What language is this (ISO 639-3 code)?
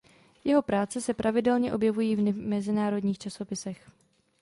ces